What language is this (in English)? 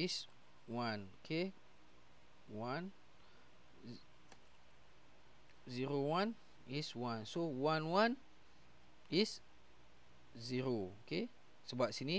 Malay